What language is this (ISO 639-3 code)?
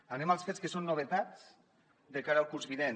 cat